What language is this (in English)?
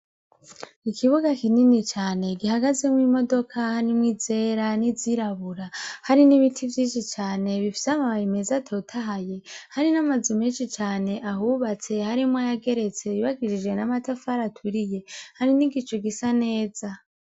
Rundi